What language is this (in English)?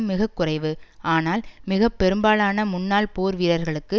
Tamil